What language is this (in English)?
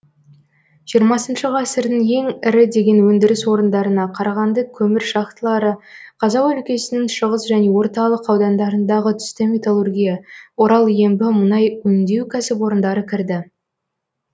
Kazakh